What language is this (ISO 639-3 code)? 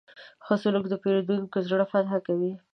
pus